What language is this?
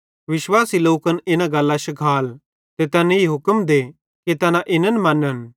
Bhadrawahi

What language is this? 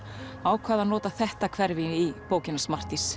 Icelandic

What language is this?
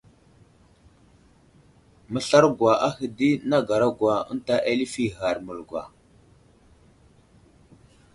Wuzlam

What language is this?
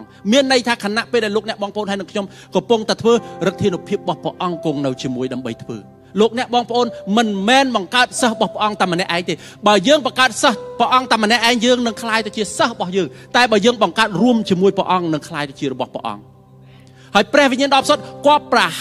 Thai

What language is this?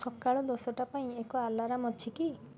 Odia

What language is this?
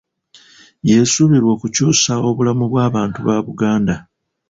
Ganda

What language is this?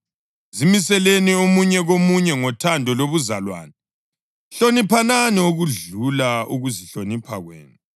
North Ndebele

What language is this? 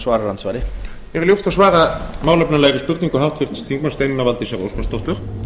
Icelandic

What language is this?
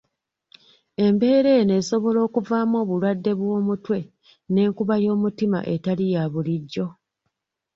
Ganda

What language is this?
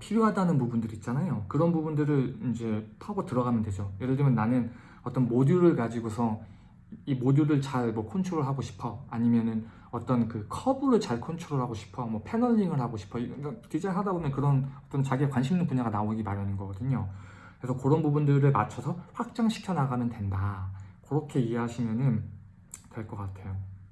Korean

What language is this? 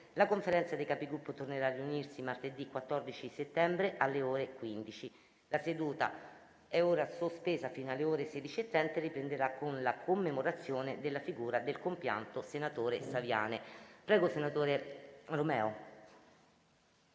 Italian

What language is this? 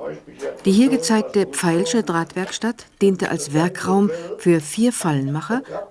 German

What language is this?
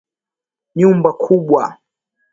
Swahili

